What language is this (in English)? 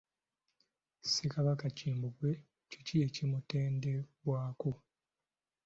Ganda